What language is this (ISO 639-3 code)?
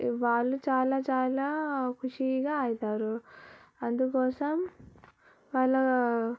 tel